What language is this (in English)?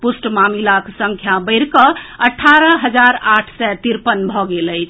Maithili